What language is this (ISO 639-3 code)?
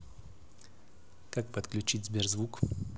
rus